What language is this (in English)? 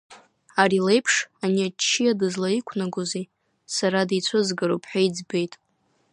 Abkhazian